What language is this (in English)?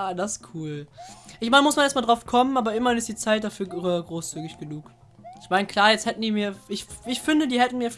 German